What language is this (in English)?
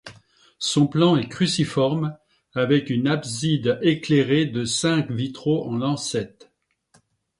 French